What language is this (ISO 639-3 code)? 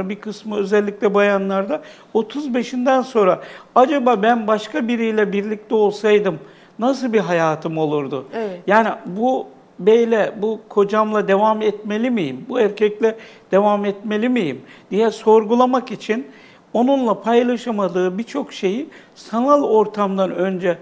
tur